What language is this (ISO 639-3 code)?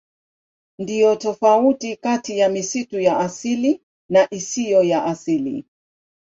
swa